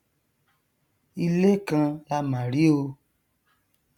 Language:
Yoruba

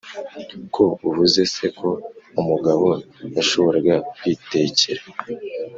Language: Kinyarwanda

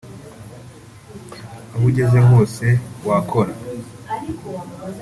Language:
Kinyarwanda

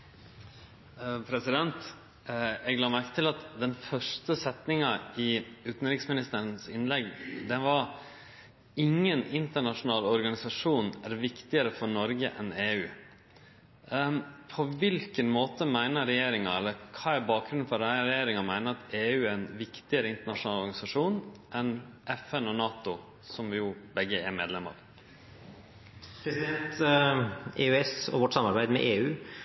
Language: Norwegian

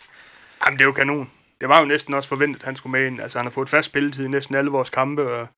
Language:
Danish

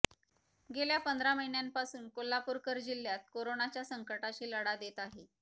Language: Marathi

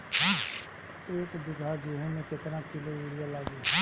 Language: Bhojpuri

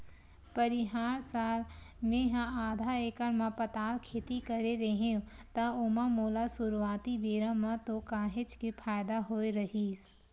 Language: Chhattisgarhi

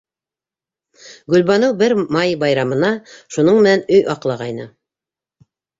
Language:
Bashkir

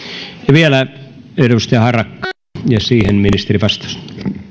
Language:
Finnish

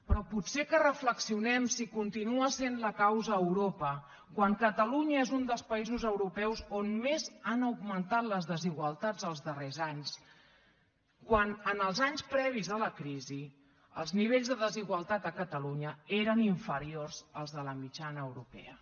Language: Catalan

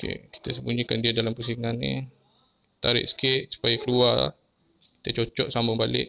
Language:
Malay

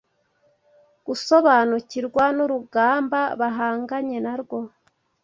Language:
Kinyarwanda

